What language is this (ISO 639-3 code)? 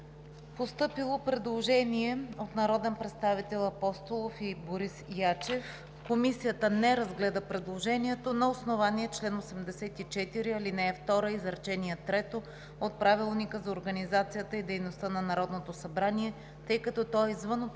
bul